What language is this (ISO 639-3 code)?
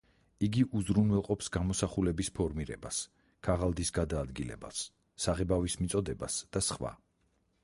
kat